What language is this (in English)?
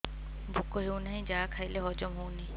Odia